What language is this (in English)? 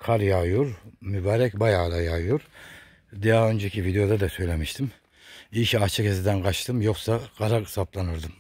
Turkish